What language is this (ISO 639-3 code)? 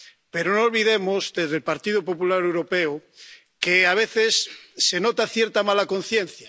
spa